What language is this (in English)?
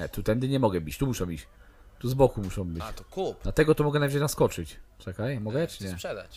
Polish